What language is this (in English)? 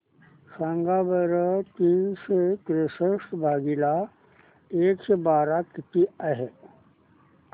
Marathi